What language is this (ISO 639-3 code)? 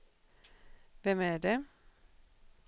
swe